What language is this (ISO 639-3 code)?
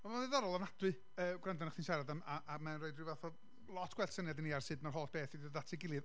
cym